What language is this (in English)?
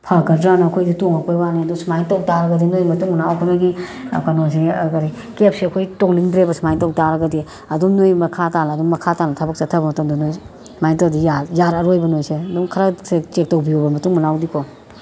Manipuri